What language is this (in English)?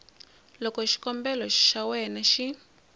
Tsonga